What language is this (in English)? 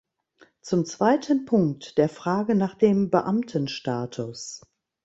German